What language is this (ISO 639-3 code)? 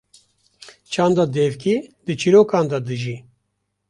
kur